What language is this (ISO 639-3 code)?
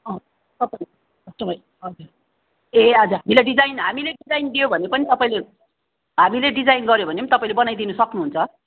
nep